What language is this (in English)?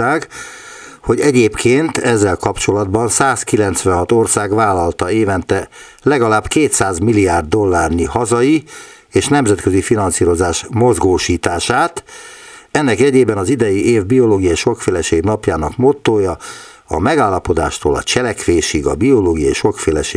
Hungarian